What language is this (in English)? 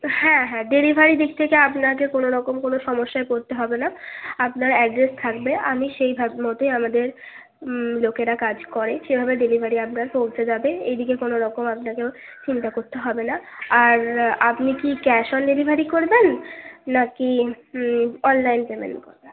Bangla